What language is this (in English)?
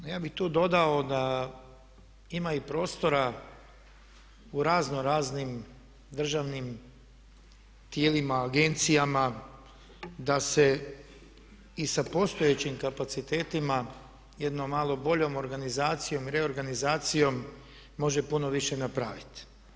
Croatian